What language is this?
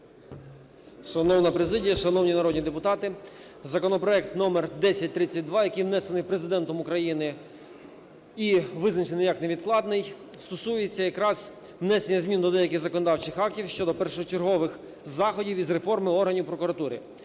Ukrainian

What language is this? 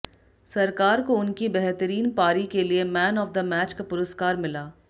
Hindi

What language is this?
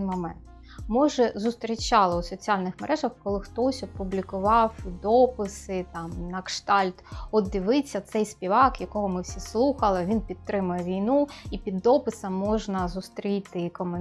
Ukrainian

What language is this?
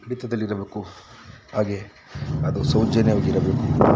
Kannada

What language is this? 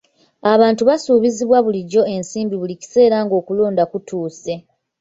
Ganda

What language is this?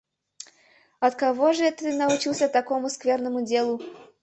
Mari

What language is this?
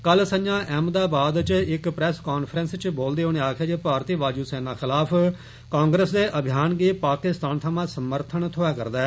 Dogri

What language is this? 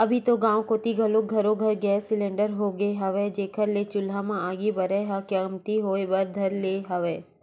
Chhattisgarhi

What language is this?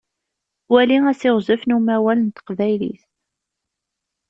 Kabyle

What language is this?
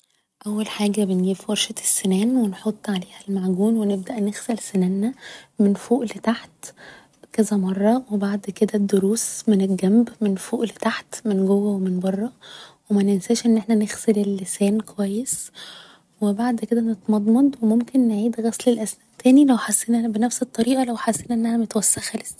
Egyptian Arabic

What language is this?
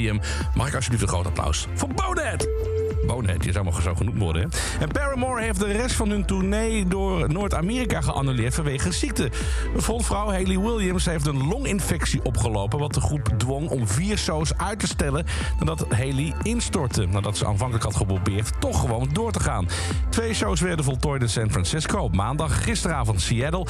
Dutch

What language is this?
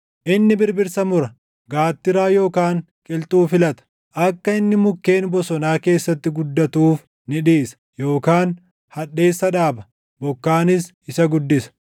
Oromo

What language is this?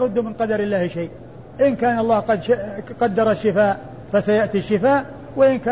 Arabic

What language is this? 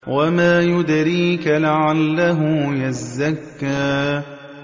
Arabic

